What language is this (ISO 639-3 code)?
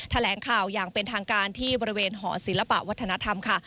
tha